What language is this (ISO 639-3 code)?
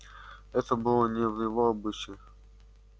rus